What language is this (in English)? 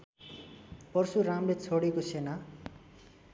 Nepali